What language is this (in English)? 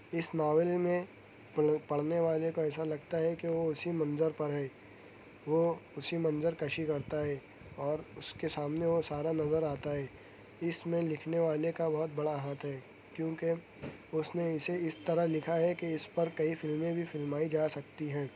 Urdu